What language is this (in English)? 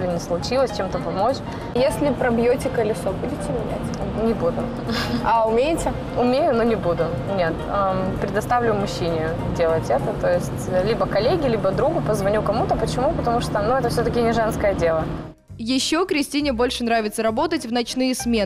Russian